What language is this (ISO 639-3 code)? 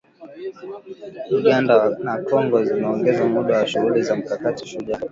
swa